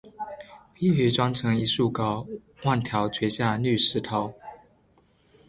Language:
Chinese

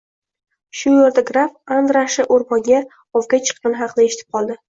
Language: Uzbek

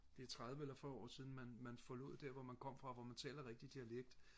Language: Danish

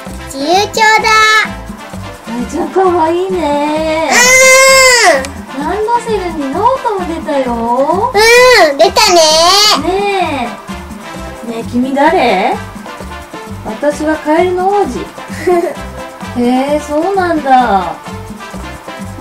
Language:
Japanese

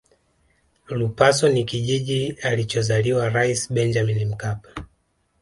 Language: Swahili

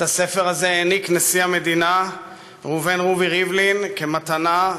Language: Hebrew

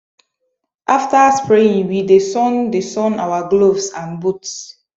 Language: Nigerian Pidgin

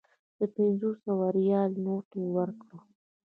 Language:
Pashto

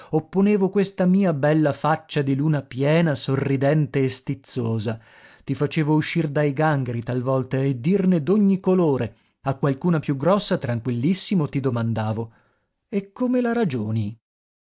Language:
Italian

